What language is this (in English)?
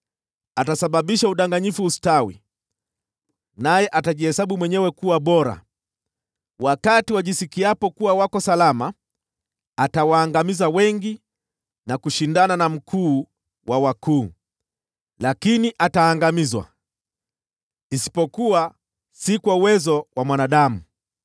Swahili